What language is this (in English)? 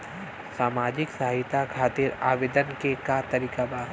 Bhojpuri